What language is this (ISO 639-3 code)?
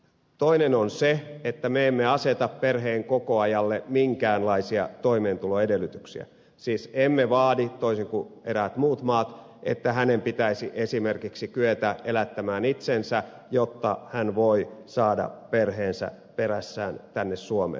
fin